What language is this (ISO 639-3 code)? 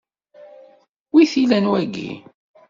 kab